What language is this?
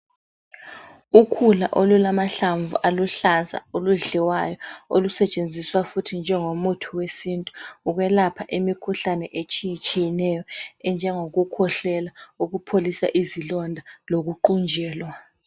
North Ndebele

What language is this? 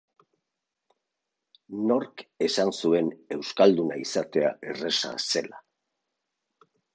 Basque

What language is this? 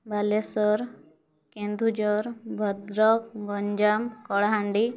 Odia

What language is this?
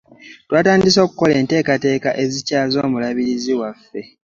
Ganda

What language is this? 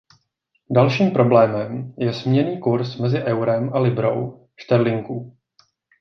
Czech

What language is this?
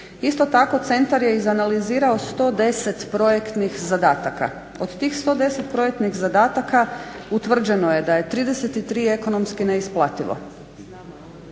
Croatian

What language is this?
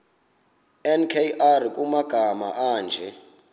Xhosa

